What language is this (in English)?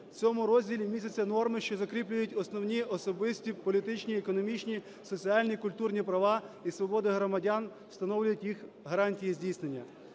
Ukrainian